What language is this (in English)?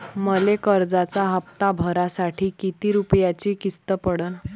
Marathi